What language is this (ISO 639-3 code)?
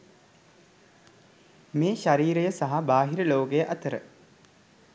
sin